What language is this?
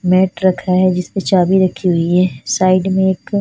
Hindi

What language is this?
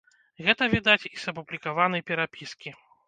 Belarusian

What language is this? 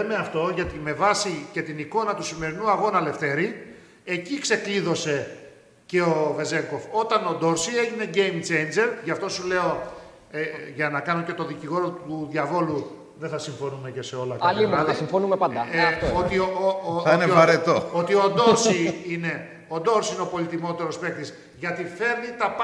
Greek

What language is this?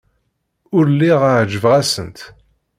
Kabyle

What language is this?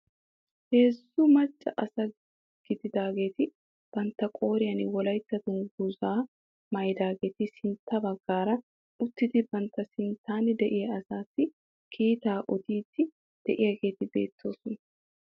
Wolaytta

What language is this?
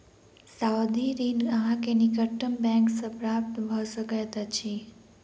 Maithili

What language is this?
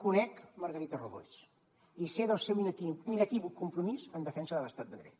Catalan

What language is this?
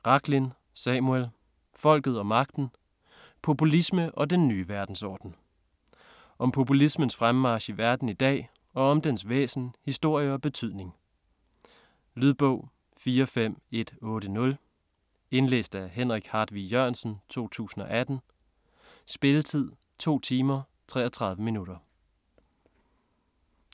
Danish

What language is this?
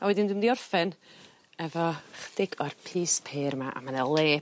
Welsh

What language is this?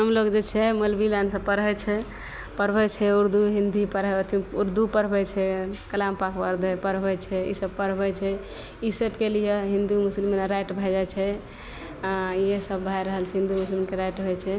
Maithili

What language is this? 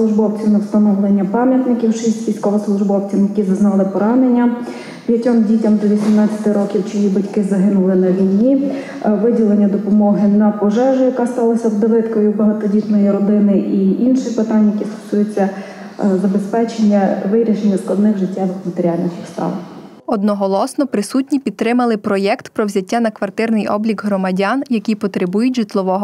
Ukrainian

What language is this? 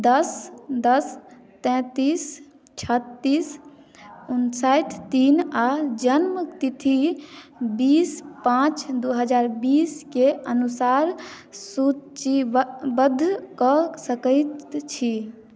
Maithili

